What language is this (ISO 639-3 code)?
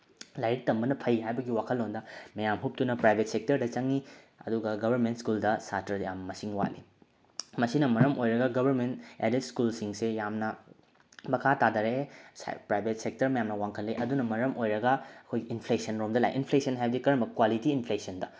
mni